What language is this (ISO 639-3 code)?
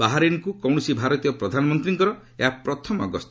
ori